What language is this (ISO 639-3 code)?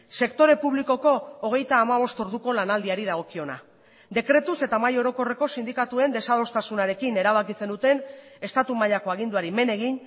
eus